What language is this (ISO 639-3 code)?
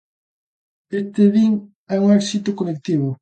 glg